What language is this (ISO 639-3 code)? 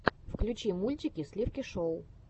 rus